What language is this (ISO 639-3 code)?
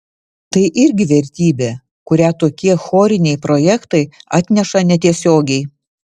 lit